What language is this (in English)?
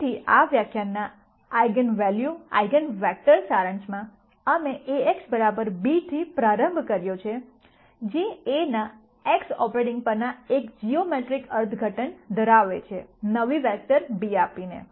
Gujarati